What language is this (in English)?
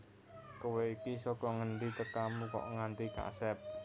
Javanese